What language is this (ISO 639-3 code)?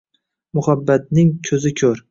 uzb